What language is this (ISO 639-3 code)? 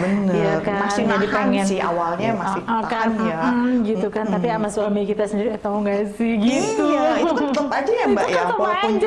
ind